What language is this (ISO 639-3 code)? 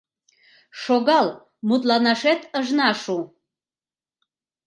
chm